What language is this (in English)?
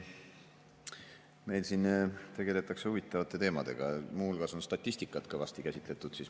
Estonian